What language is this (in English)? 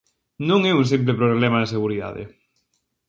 Galician